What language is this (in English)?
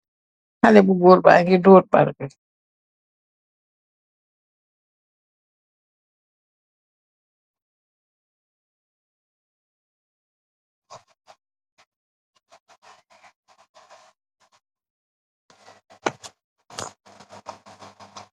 Wolof